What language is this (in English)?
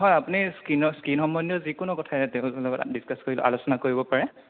Assamese